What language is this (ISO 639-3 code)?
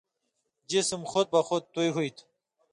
mvy